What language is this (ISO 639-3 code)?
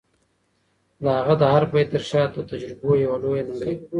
pus